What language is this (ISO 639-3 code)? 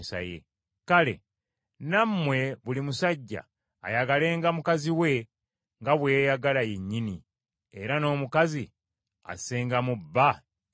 lug